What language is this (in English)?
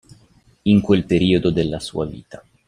Italian